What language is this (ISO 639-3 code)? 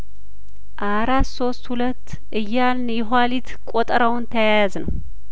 amh